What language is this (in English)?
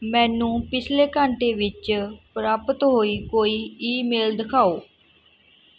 Punjabi